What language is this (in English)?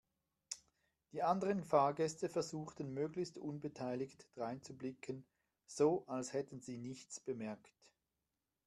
German